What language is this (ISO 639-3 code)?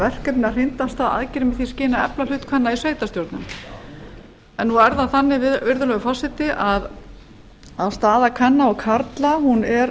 isl